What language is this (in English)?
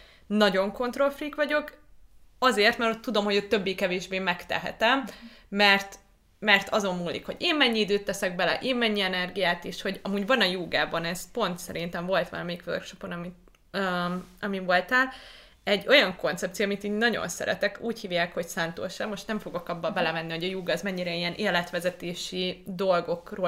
Hungarian